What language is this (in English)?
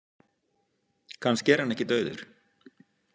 Icelandic